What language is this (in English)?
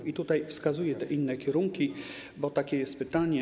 Polish